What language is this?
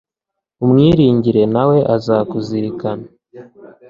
Kinyarwanda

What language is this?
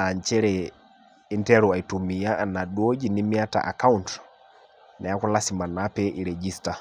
Masai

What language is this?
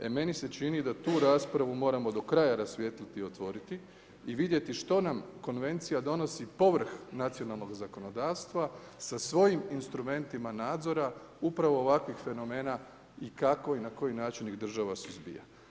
Croatian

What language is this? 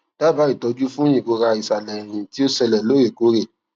Yoruba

